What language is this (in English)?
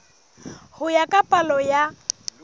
Southern Sotho